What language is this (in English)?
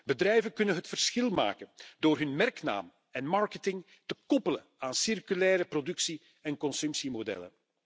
Dutch